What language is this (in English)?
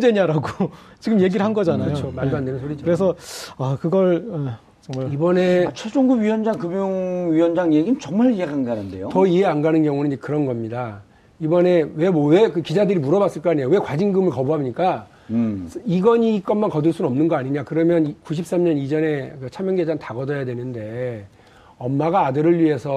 Korean